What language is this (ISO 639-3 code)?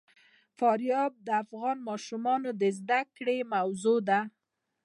pus